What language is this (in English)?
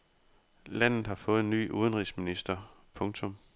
Danish